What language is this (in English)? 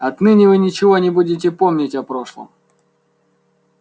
Russian